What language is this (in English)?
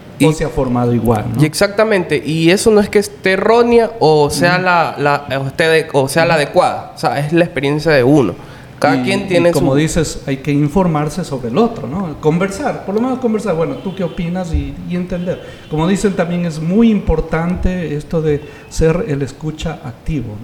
Spanish